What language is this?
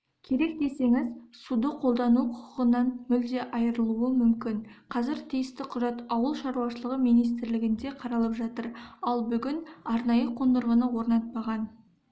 Kazakh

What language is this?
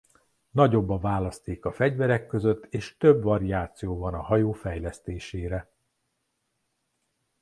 Hungarian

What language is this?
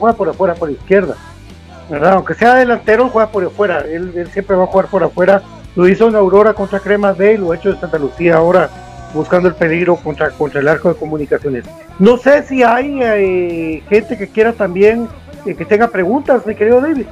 Spanish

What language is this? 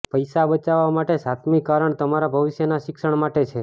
Gujarati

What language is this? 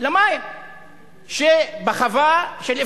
Hebrew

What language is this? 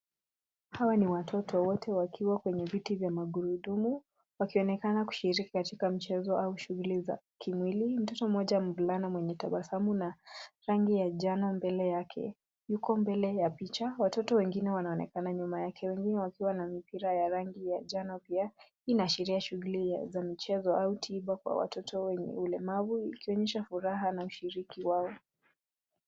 Swahili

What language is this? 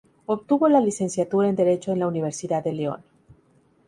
Spanish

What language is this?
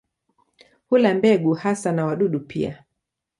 Swahili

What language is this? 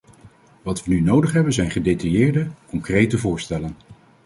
Dutch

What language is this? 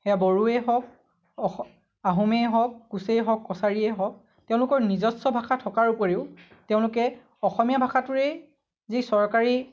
Assamese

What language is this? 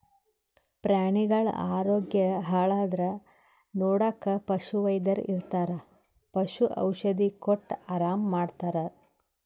Kannada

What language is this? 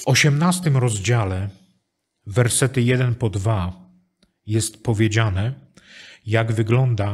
Polish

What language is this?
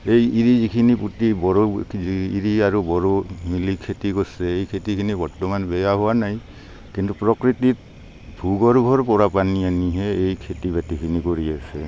Assamese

